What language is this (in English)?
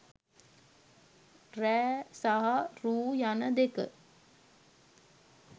Sinhala